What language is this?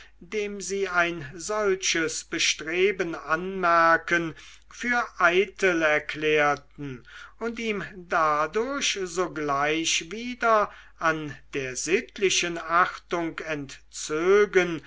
German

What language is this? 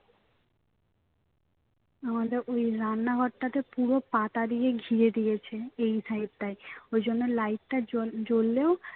Bangla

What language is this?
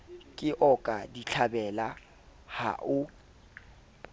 Southern Sotho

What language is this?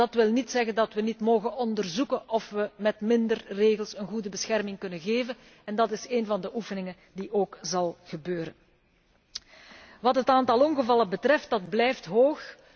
Dutch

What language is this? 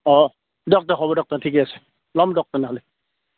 Assamese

